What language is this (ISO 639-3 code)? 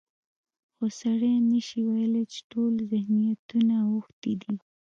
pus